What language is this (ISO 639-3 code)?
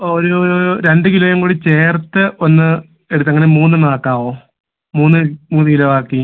mal